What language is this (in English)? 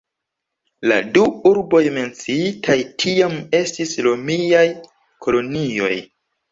Esperanto